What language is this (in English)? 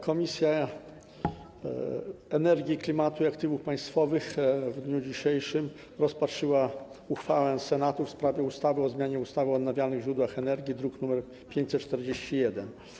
Polish